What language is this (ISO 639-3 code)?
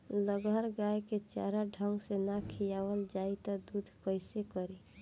bho